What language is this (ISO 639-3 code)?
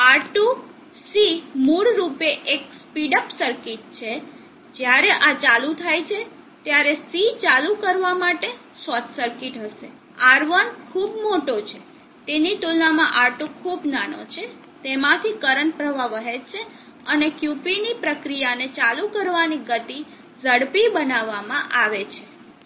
guj